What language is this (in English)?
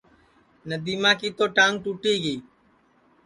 Sansi